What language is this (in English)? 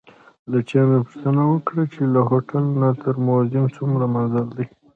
Pashto